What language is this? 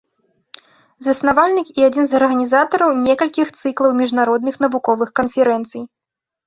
Belarusian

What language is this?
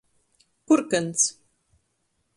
Latgalian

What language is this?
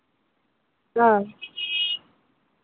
Santali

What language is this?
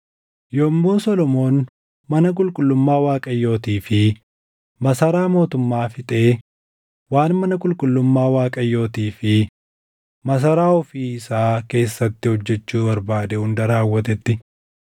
Oromo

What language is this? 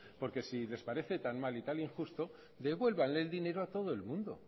Spanish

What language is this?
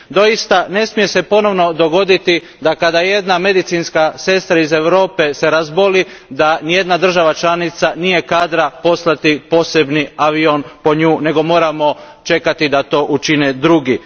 Croatian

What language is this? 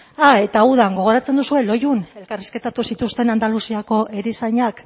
Basque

